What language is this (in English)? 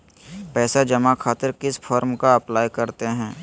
Magahi